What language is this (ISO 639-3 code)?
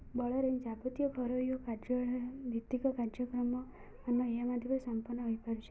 ori